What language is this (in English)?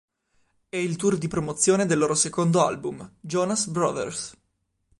Italian